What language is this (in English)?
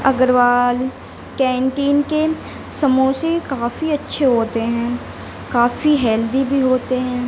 Urdu